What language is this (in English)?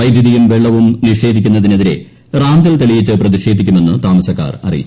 Malayalam